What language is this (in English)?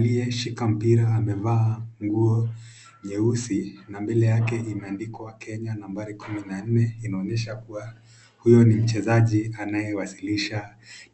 Swahili